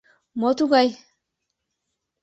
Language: Mari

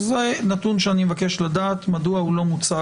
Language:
Hebrew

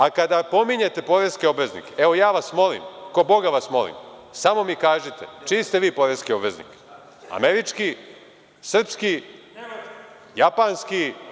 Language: Serbian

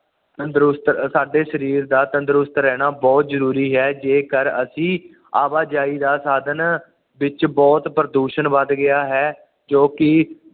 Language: Punjabi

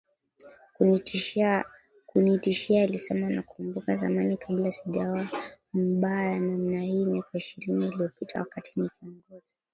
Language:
Swahili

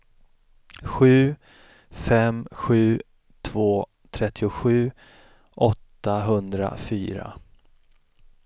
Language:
Swedish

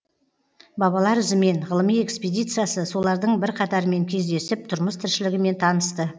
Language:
Kazakh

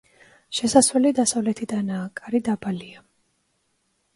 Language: Georgian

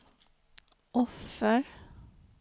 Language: Swedish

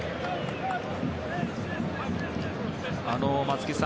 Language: Japanese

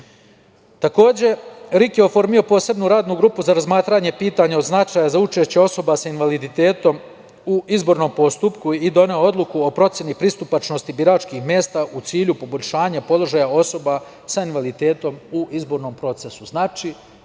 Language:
Serbian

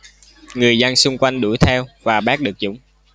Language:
Vietnamese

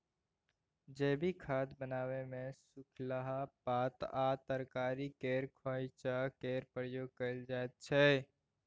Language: Maithili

